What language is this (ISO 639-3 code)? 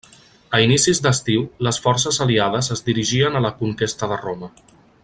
cat